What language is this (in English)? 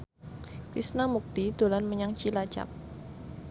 Javanese